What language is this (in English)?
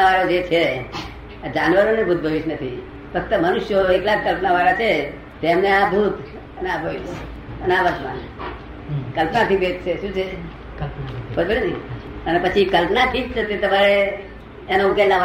Gujarati